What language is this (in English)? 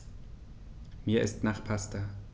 German